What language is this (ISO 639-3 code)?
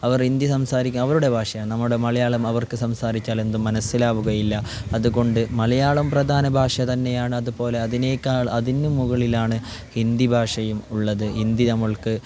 mal